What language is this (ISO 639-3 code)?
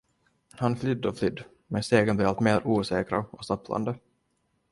swe